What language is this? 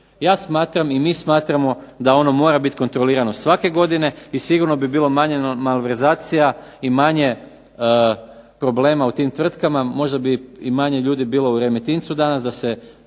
Croatian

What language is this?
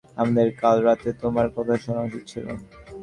Bangla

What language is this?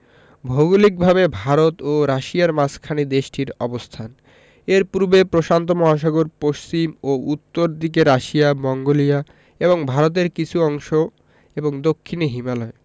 Bangla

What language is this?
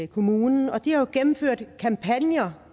Danish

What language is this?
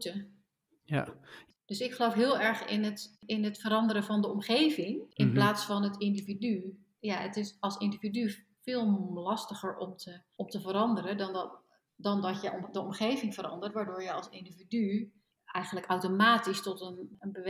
Dutch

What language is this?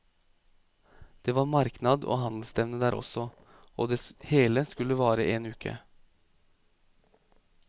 Norwegian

